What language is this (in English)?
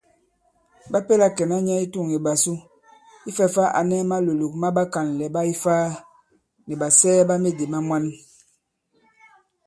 Bankon